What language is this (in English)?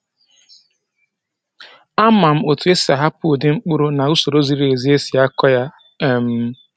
Igbo